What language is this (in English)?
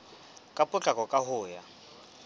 Southern Sotho